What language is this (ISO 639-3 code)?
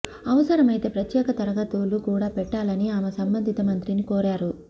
tel